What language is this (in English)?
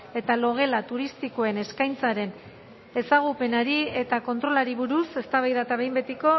Basque